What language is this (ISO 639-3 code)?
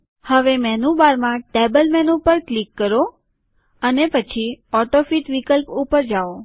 guj